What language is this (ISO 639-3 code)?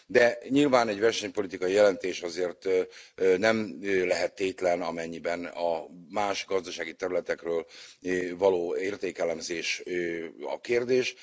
hun